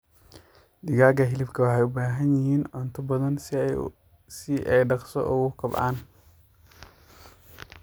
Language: Somali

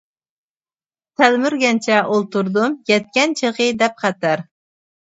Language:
Uyghur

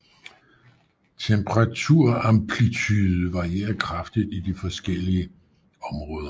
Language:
Danish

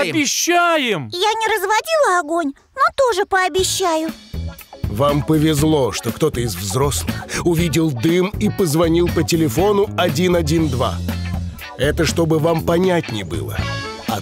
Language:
Russian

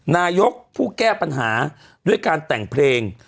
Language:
Thai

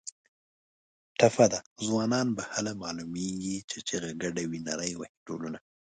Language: Pashto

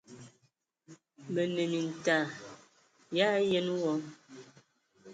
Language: Ewondo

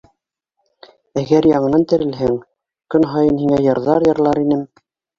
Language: Bashkir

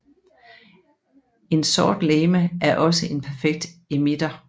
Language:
Danish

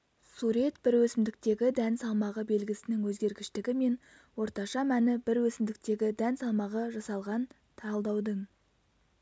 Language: Kazakh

